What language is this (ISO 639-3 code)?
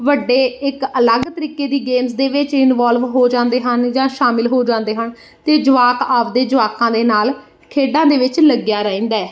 pan